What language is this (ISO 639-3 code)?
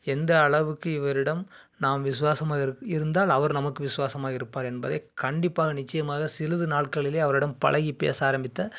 tam